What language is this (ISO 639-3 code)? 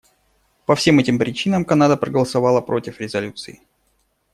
rus